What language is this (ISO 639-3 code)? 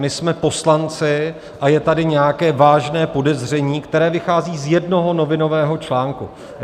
ces